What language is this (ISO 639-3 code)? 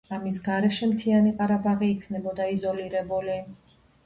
kat